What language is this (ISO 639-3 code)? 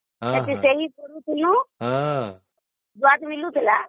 ori